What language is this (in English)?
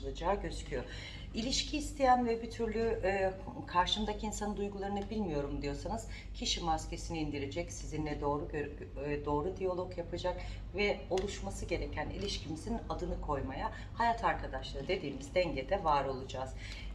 Turkish